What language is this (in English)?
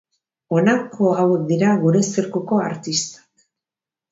Basque